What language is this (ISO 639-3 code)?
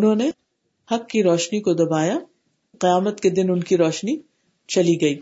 urd